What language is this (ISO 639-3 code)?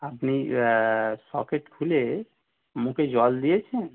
ben